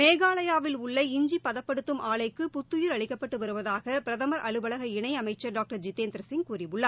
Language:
Tamil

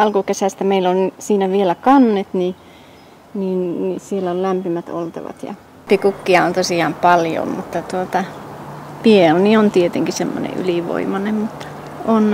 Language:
Finnish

